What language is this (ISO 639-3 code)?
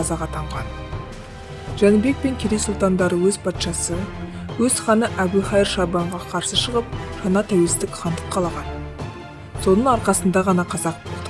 kaz